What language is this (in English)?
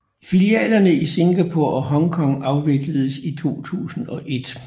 Danish